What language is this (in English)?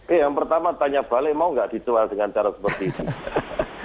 Indonesian